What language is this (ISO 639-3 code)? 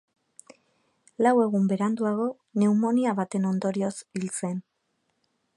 eus